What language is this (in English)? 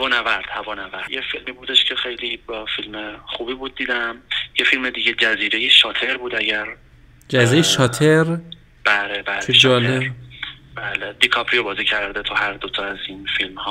Persian